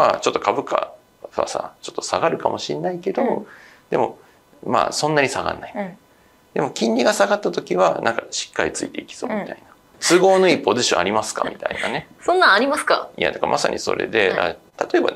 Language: Japanese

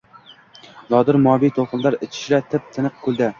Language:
Uzbek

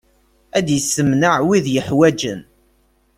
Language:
Kabyle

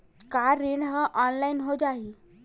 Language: Chhattisgarhi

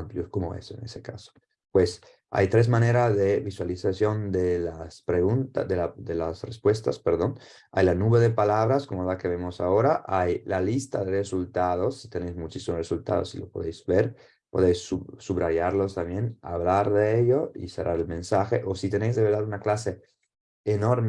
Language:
Spanish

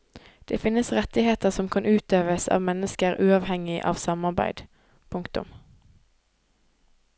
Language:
Norwegian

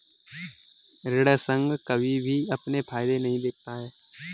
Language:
Hindi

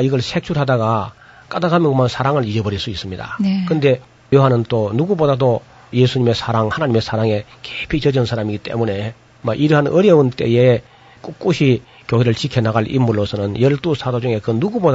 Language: Korean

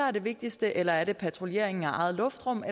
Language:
Danish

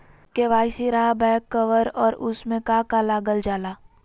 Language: Magahi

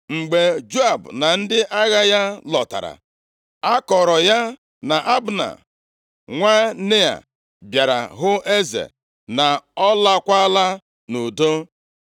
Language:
Igbo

